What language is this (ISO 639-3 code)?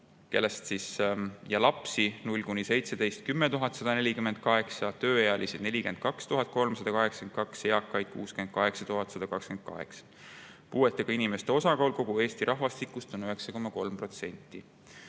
est